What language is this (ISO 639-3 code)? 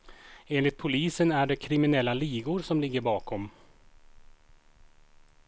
swe